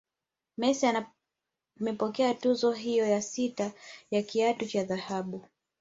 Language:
Swahili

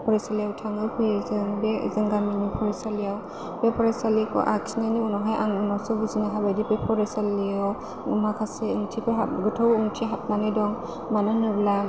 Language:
Bodo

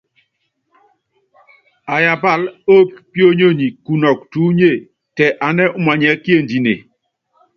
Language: Yangben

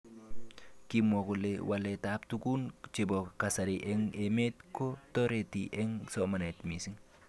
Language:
Kalenjin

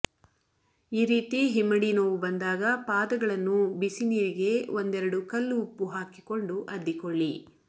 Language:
Kannada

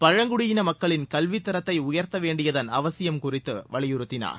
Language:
Tamil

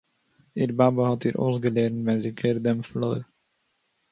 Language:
Yiddish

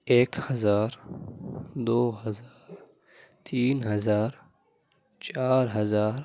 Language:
Urdu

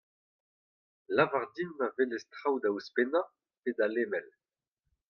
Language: Breton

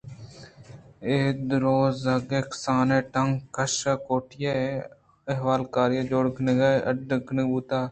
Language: Eastern Balochi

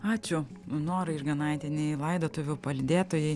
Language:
Lithuanian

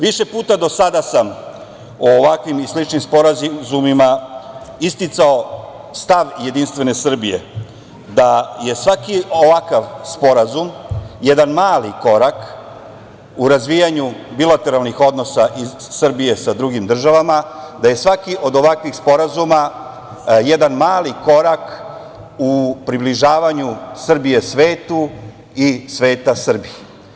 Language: Serbian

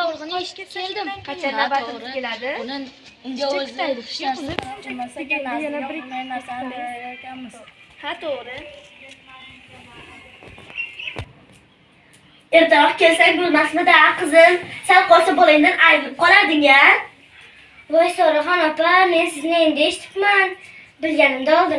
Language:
Uzbek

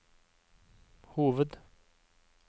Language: Norwegian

